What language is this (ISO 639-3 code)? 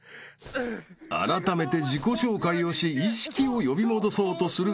jpn